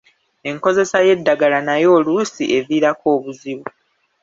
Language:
Ganda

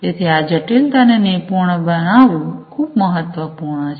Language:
Gujarati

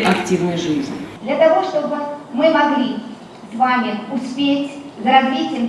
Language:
Russian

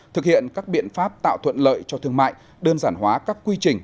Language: Vietnamese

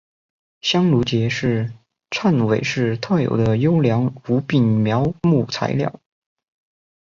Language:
Chinese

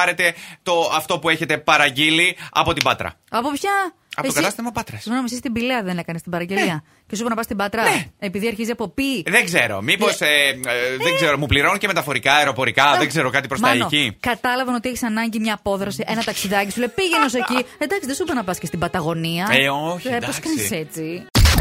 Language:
Greek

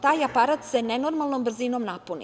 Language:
Serbian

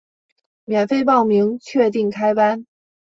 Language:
Chinese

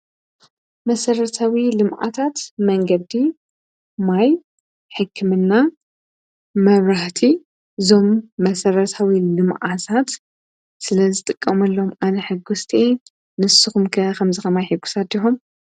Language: Tigrinya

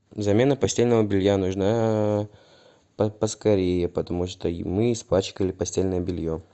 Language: Russian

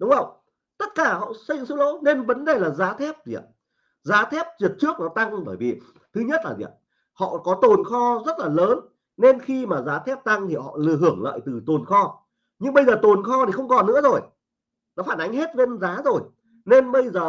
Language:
Vietnamese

